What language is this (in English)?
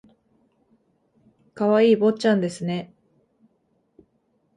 Japanese